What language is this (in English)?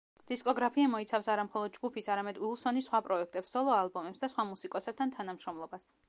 Georgian